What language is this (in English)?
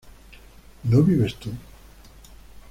Spanish